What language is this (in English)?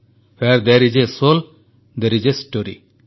Odia